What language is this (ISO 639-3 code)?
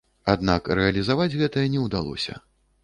bel